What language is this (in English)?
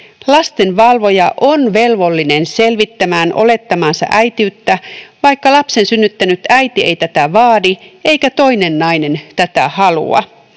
Finnish